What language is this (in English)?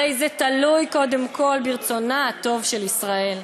Hebrew